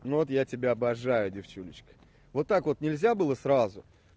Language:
Russian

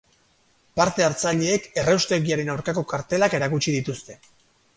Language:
Basque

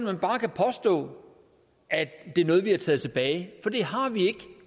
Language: Danish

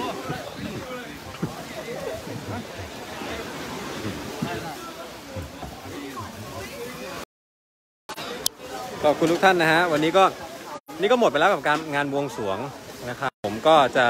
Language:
Thai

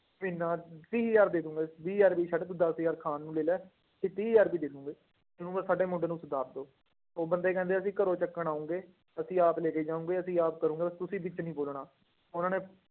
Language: Punjabi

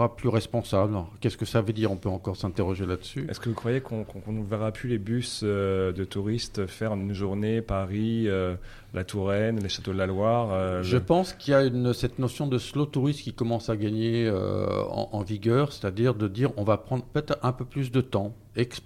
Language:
French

